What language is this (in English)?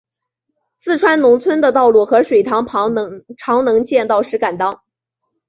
Chinese